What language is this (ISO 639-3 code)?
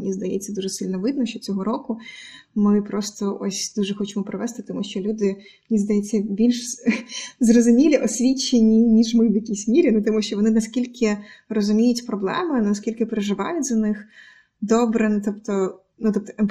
ukr